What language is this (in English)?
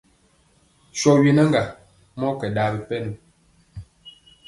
Mpiemo